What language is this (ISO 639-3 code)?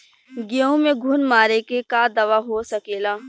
bho